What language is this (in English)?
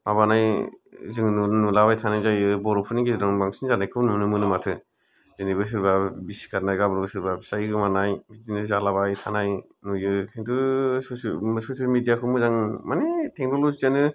Bodo